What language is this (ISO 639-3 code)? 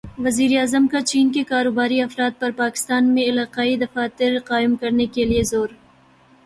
urd